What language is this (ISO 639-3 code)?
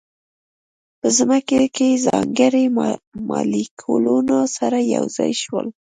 pus